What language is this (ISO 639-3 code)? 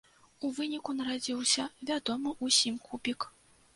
bel